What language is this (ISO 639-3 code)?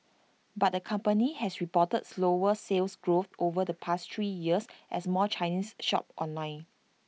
eng